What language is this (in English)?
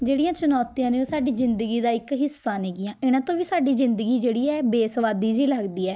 Punjabi